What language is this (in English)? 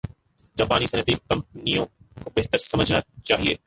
Urdu